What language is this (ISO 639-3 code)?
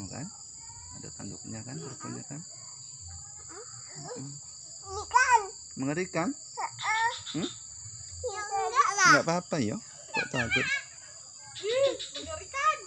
ind